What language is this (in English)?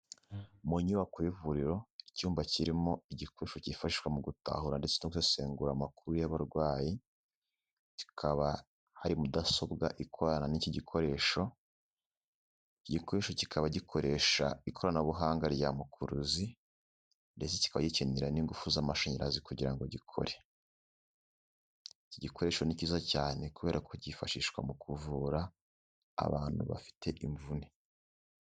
Kinyarwanda